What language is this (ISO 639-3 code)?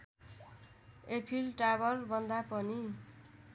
nep